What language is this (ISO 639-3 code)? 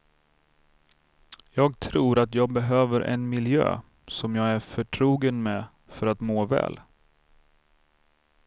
swe